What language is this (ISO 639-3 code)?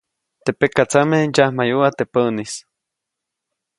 zoc